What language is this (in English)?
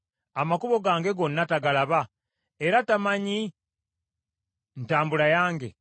Ganda